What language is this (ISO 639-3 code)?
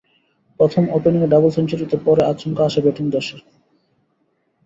ben